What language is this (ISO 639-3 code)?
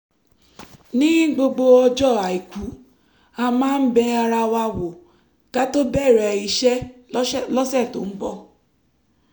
yor